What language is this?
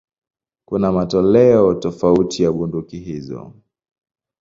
Swahili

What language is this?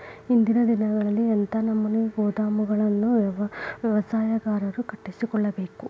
Kannada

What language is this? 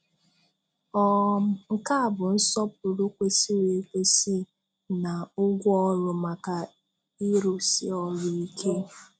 Igbo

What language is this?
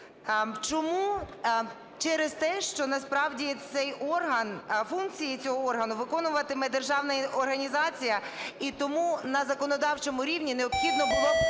Ukrainian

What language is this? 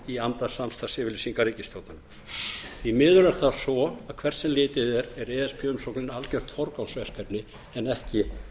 Icelandic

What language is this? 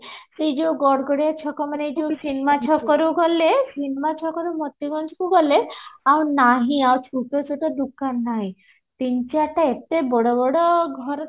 Odia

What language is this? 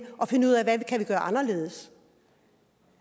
Danish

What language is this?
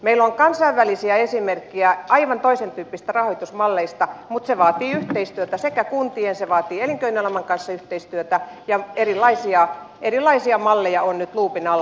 Finnish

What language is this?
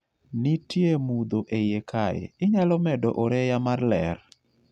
Luo (Kenya and Tanzania)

